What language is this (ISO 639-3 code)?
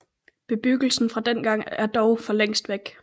dan